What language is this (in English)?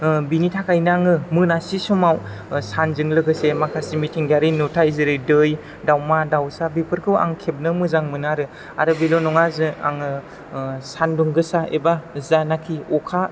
Bodo